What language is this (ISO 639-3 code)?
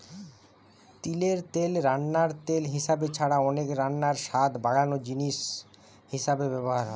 ben